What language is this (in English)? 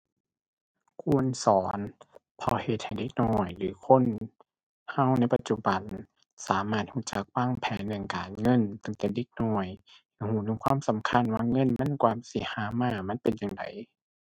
Thai